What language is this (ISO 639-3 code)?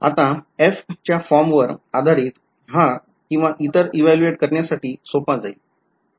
mar